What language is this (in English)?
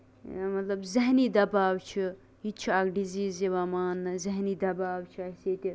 Kashmiri